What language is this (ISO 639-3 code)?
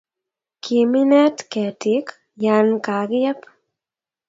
kln